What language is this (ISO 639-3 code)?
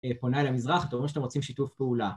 heb